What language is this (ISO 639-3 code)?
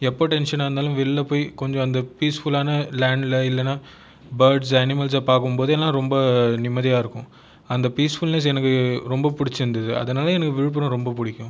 tam